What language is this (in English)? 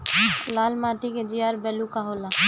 Bhojpuri